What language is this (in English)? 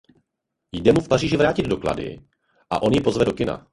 Czech